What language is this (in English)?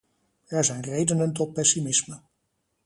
Dutch